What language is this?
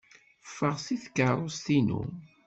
Kabyle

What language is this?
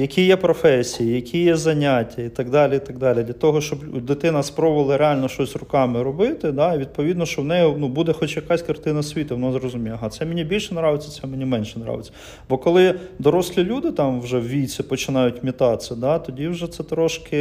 Ukrainian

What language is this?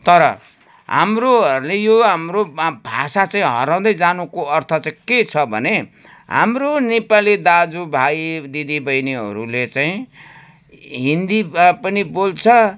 Nepali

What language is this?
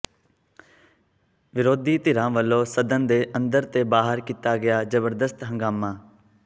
Punjabi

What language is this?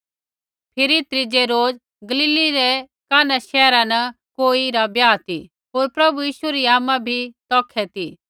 Kullu Pahari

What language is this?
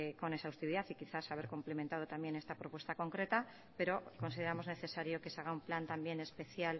Spanish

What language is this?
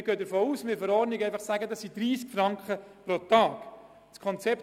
Swiss German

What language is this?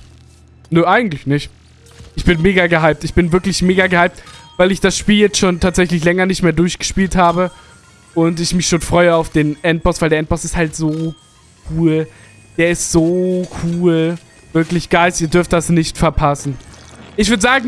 German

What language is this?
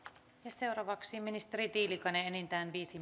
Finnish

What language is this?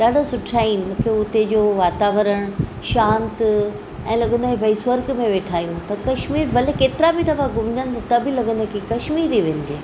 Sindhi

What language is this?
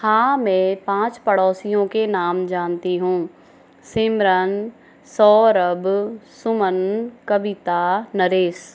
Hindi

